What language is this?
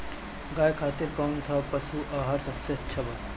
Bhojpuri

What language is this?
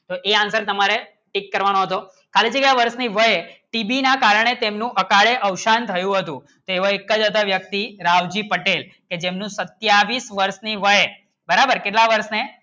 Gujarati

